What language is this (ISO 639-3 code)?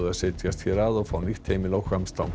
isl